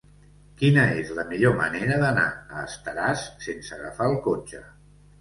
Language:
Catalan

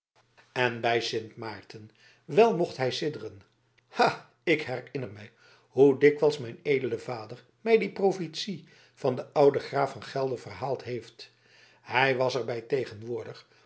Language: Dutch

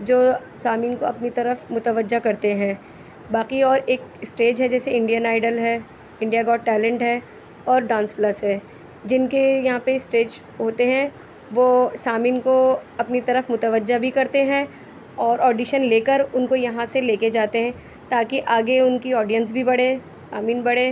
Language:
Urdu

